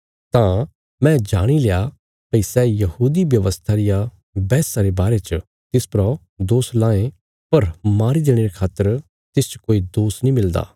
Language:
Bilaspuri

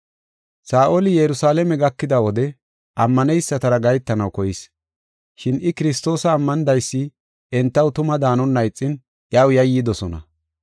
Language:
Gofa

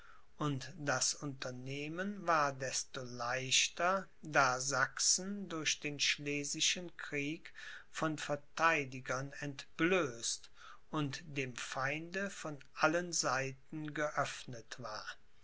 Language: German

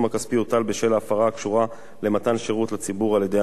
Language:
Hebrew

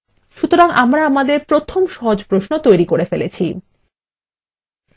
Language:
Bangla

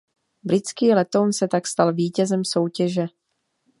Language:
Czech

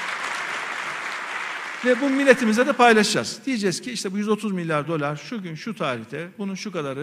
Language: Turkish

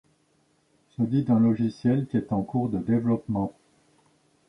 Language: French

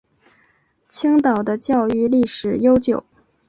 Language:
Chinese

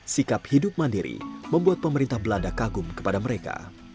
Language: Indonesian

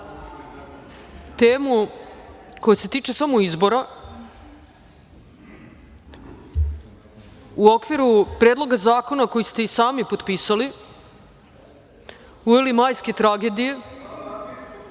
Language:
Serbian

